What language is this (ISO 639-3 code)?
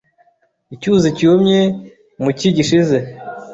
kin